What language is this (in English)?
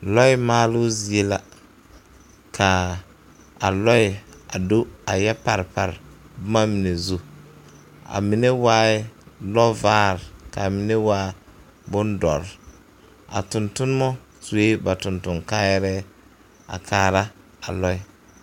Southern Dagaare